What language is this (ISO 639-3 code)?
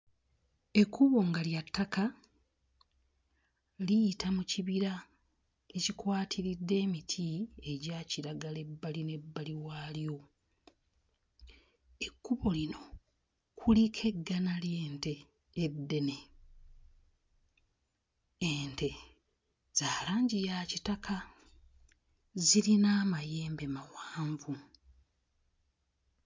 lug